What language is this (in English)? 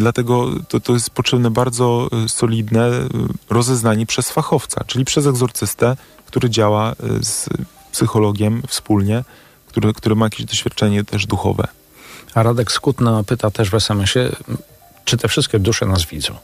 Polish